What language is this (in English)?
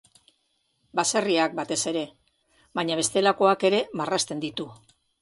Basque